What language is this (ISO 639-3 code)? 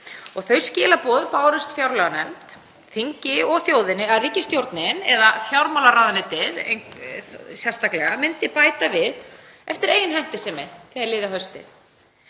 isl